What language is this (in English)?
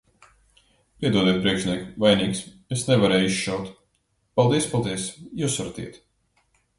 Latvian